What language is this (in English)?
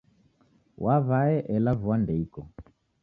Taita